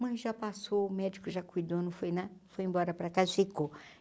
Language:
Portuguese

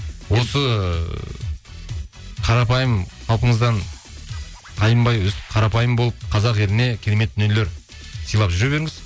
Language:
Kazakh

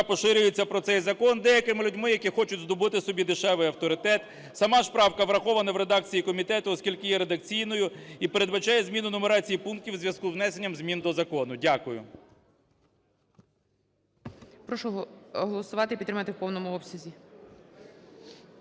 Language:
Ukrainian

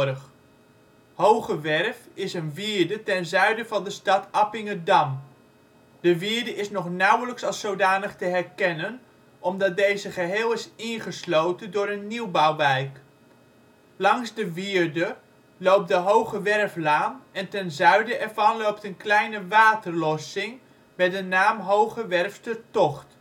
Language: Dutch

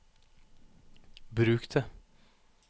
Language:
Norwegian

